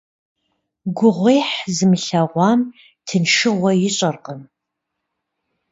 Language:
Kabardian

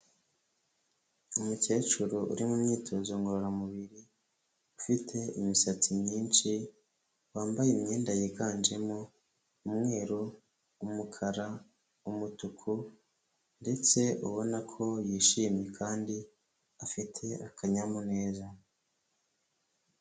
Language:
Kinyarwanda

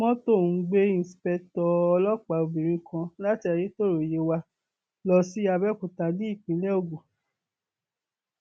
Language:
Yoruba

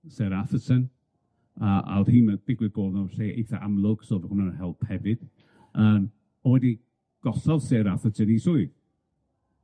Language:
Welsh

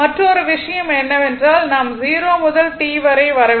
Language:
Tamil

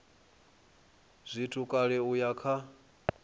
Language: Venda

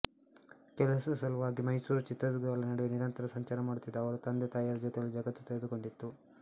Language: Kannada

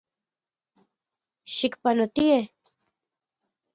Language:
Central Puebla Nahuatl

